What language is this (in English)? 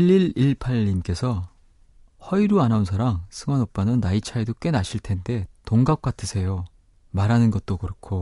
Korean